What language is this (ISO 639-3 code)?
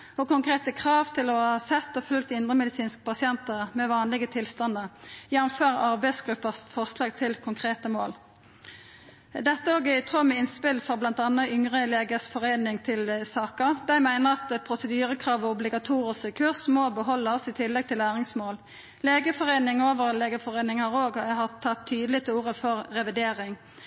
nno